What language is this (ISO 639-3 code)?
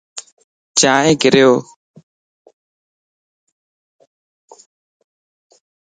lss